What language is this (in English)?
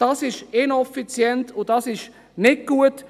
Swiss German